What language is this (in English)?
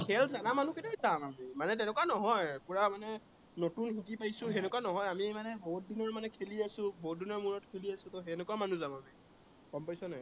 Assamese